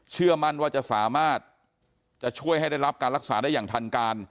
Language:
Thai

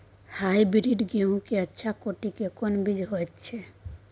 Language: Maithili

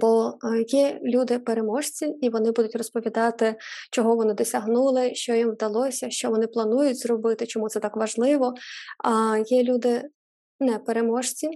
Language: Ukrainian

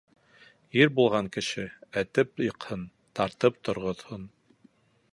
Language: Bashkir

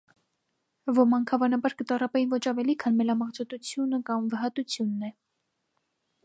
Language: Armenian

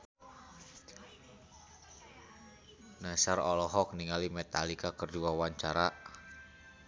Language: Sundanese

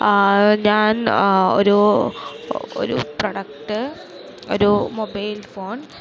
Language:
Malayalam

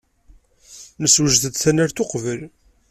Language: Kabyle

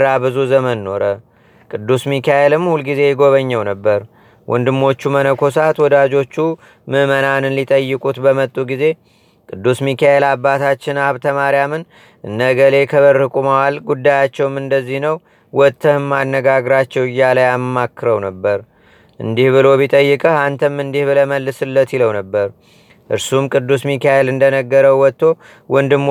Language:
Amharic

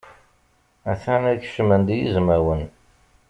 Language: Kabyle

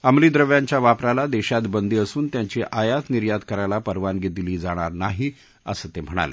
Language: Marathi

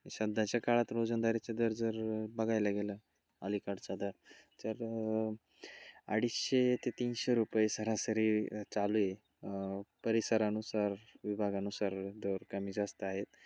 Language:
Marathi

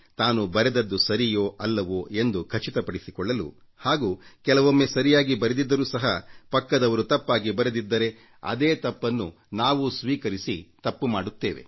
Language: Kannada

